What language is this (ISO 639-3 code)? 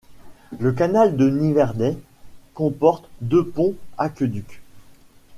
fra